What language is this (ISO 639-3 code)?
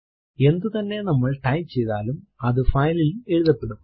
mal